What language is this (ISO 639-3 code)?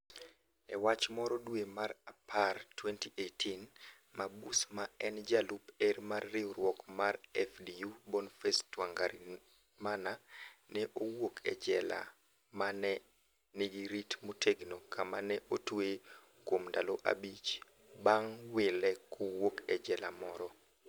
luo